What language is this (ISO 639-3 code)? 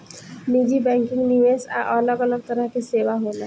bho